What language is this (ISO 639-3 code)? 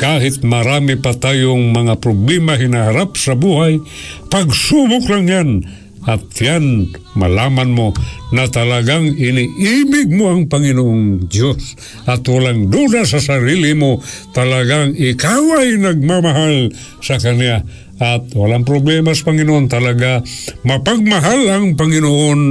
fil